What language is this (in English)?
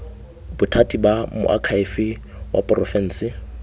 Tswana